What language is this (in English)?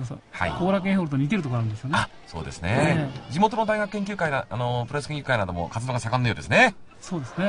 Japanese